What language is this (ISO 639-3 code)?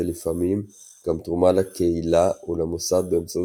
heb